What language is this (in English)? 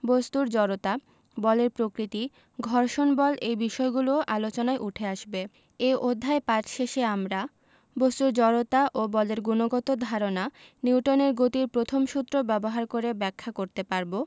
Bangla